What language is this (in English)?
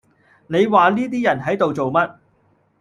Cantonese